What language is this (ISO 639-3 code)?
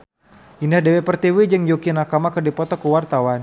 sun